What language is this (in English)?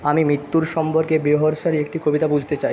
Bangla